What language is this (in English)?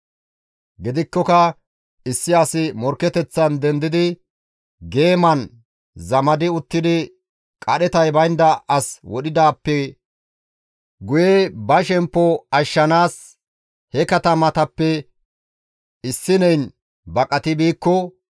Gamo